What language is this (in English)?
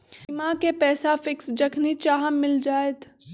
Magahi